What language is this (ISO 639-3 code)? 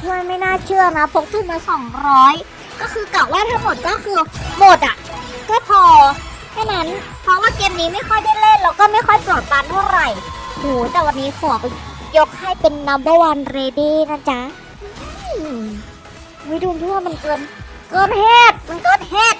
tha